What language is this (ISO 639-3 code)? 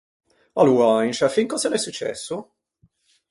lij